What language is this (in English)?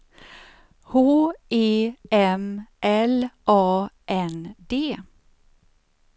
Swedish